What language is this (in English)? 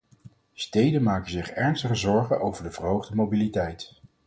Dutch